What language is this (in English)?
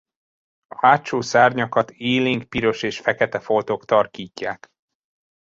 Hungarian